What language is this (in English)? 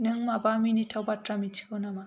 Bodo